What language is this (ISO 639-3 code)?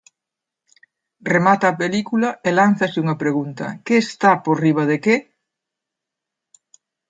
glg